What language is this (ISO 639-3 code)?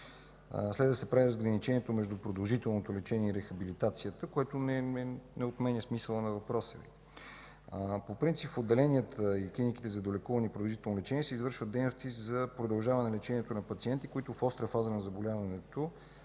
bul